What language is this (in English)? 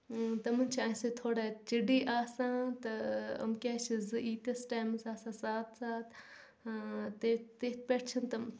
Kashmiri